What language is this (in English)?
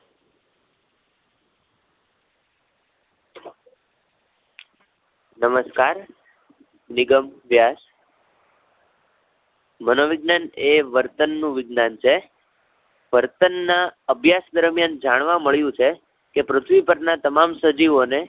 Gujarati